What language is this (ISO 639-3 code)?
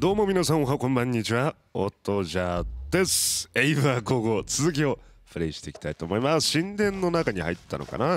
jpn